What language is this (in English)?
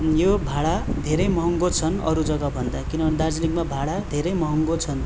Nepali